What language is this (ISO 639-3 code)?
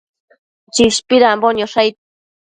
mcf